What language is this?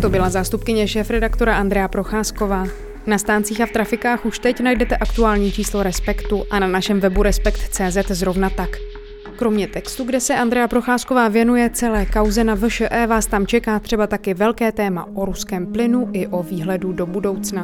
Czech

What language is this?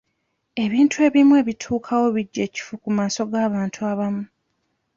Ganda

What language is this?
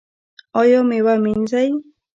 Pashto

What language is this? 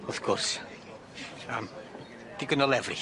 Welsh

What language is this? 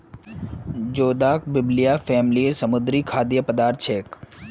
Magahi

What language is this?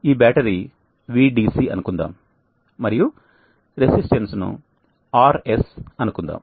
Telugu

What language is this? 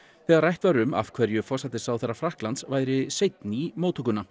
Icelandic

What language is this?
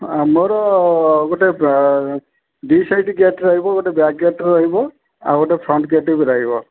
Odia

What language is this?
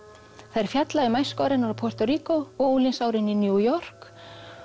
Icelandic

